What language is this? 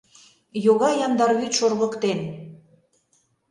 Mari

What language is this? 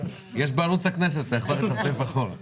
Hebrew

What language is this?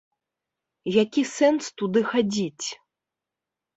Belarusian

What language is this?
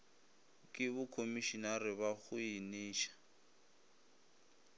Northern Sotho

